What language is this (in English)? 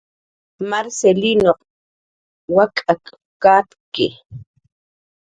Jaqaru